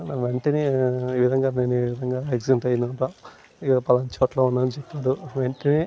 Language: Telugu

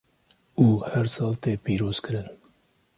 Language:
Kurdish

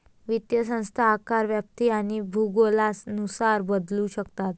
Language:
Marathi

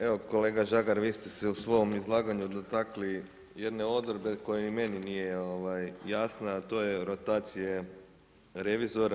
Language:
Croatian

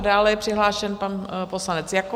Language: Czech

